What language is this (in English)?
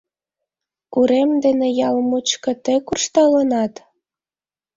Mari